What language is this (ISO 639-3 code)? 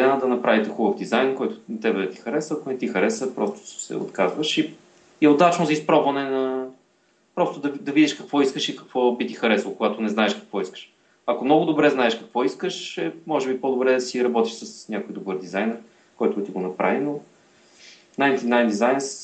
bul